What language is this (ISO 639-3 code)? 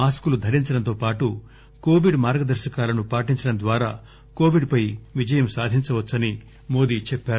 tel